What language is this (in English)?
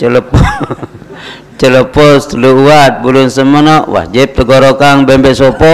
Malay